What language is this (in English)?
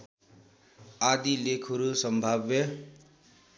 Nepali